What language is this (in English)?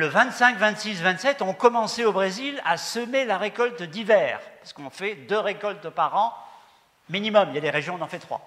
French